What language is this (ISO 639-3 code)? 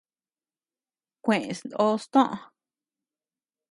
cux